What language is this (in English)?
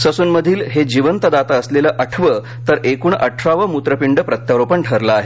Marathi